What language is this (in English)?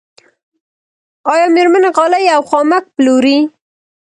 Pashto